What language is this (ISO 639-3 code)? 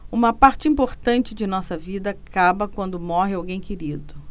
por